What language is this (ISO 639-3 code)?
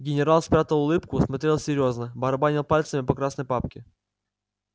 rus